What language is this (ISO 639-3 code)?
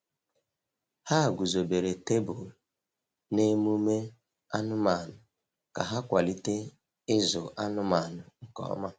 ibo